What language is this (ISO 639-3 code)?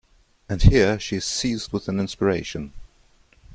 eng